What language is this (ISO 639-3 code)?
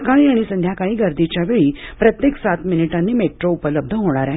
mar